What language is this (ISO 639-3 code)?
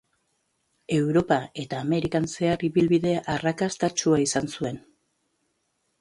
eus